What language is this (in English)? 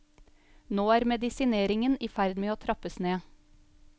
Norwegian